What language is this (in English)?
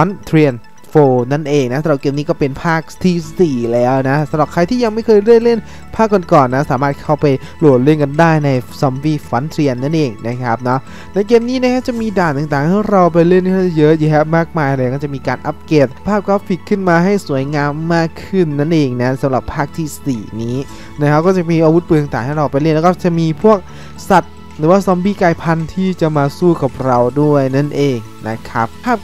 Thai